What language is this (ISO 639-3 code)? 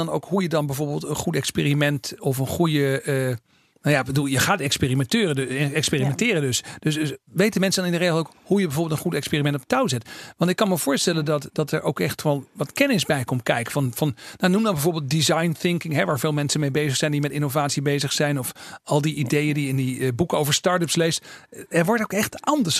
nld